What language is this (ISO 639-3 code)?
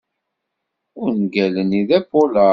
kab